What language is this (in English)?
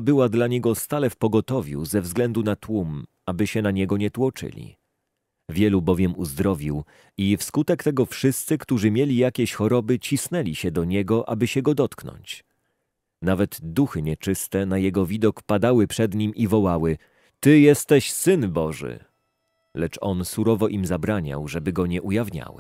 Polish